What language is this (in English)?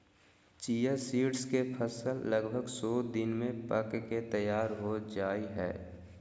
Magahi